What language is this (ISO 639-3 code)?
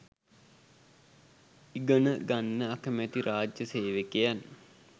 sin